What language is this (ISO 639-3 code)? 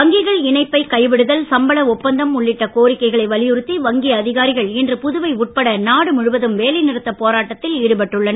tam